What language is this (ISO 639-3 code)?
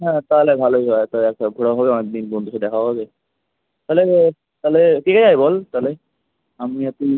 ben